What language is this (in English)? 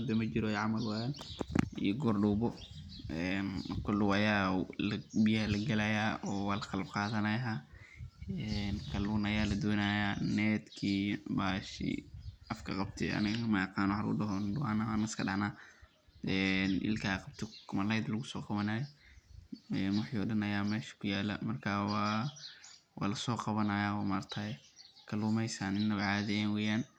Somali